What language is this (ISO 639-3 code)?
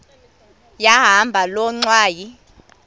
xho